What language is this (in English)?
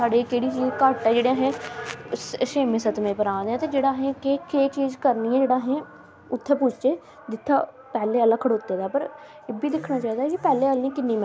Dogri